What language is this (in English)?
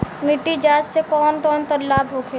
Bhojpuri